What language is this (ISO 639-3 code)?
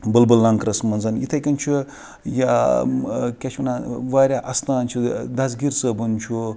kas